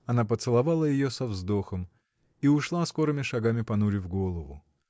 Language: Russian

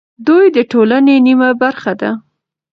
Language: Pashto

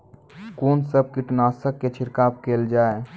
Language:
Maithili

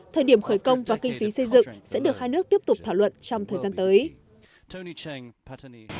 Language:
Vietnamese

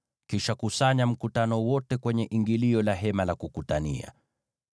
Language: Swahili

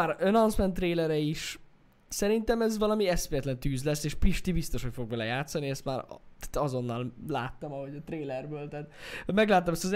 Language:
Hungarian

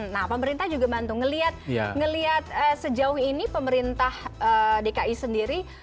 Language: Indonesian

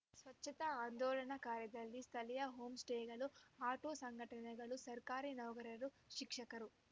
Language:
Kannada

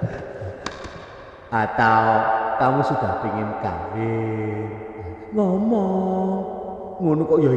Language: Indonesian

